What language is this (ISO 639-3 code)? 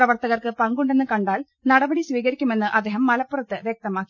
mal